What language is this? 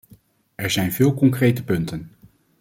Dutch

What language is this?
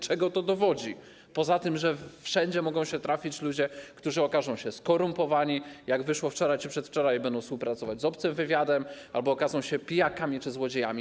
Polish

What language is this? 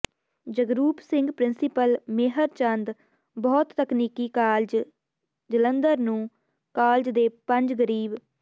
Punjabi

